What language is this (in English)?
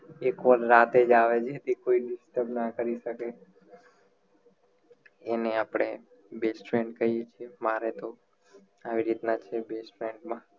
Gujarati